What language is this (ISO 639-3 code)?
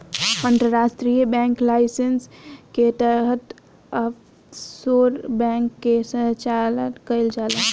bho